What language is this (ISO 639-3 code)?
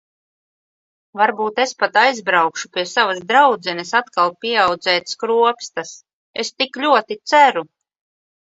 lav